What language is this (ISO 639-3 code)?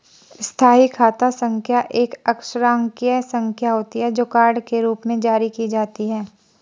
hin